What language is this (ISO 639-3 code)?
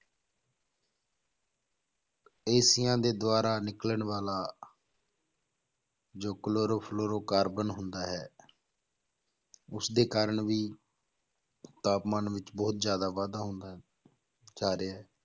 pan